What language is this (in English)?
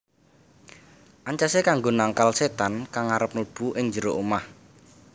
Javanese